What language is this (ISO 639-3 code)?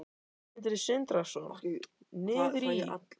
isl